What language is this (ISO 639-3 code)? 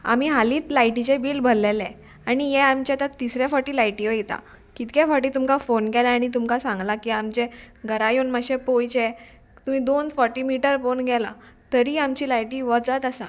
kok